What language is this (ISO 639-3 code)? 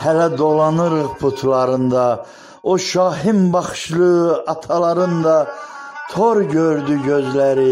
tur